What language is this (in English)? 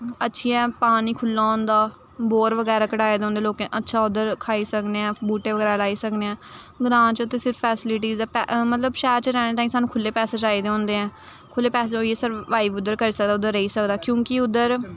Dogri